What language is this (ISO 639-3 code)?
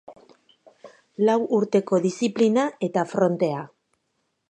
eus